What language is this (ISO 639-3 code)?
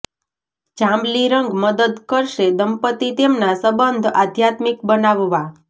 guj